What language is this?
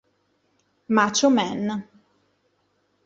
Italian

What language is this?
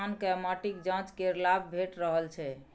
Maithili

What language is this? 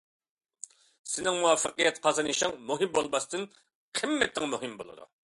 Uyghur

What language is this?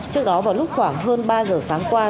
Vietnamese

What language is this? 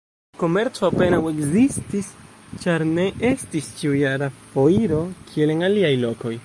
Esperanto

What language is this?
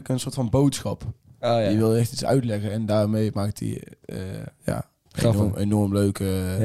Dutch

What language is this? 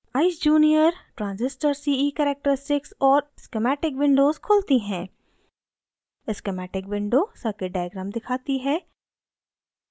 Hindi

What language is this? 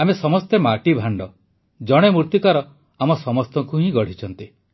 Odia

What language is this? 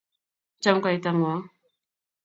Kalenjin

